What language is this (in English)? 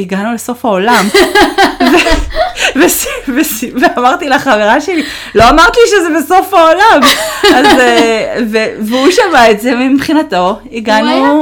Hebrew